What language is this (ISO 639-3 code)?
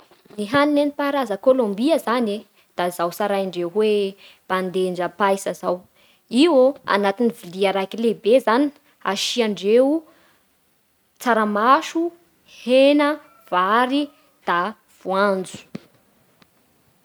bhr